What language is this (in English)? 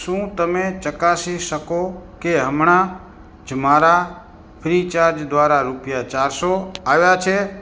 Gujarati